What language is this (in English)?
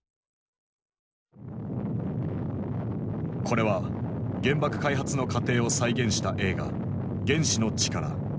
Japanese